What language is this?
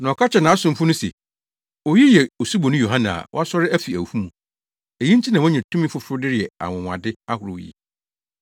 Akan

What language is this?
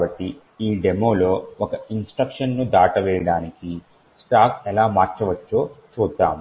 Telugu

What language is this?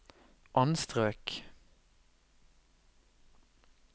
Norwegian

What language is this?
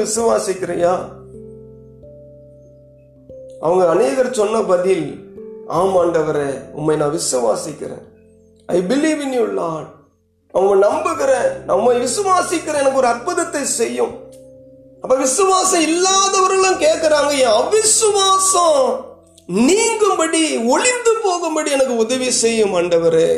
Tamil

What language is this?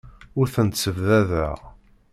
Kabyle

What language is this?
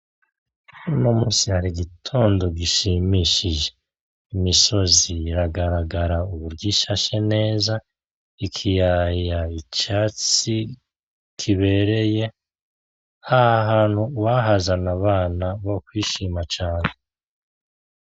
Rundi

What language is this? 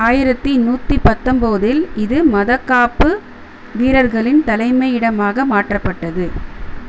Tamil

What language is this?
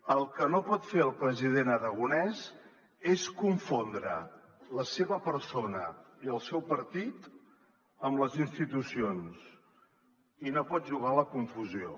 Catalan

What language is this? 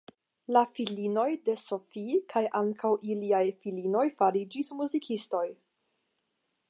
Esperanto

